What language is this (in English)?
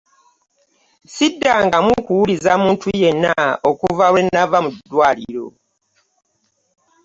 Ganda